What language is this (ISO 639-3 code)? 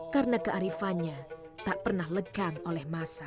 ind